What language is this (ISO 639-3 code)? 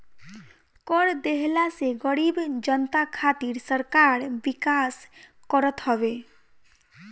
bho